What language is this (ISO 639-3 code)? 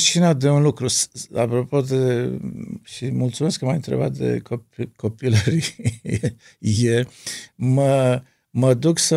ron